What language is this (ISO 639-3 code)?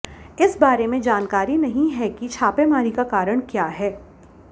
hin